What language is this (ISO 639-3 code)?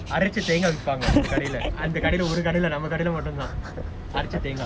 eng